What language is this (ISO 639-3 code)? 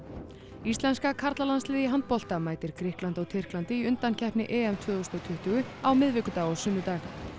isl